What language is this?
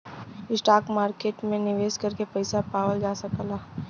Bhojpuri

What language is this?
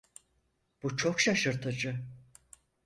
Turkish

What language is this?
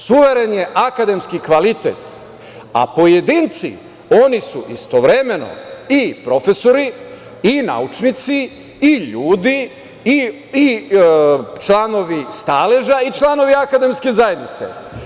Serbian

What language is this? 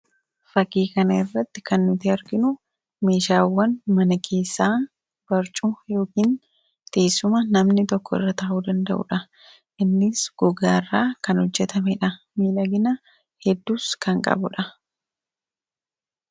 Oromo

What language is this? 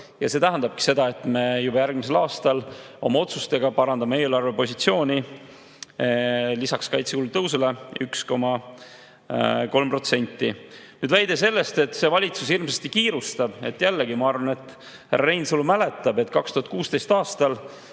Estonian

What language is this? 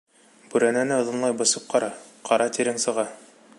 Bashkir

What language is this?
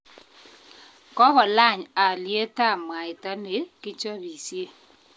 Kalenjin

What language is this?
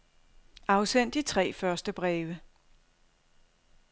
Danish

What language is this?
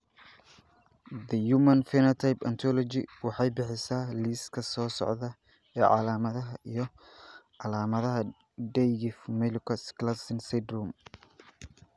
Somali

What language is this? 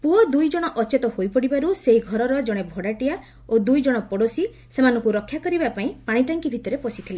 Odia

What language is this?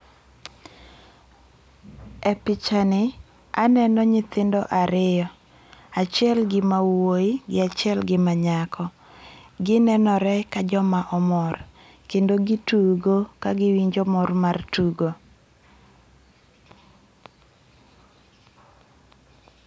Luo (Kenya and Tanzania)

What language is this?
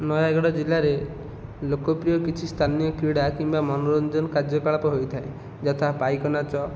Odia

